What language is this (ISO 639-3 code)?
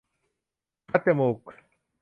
tha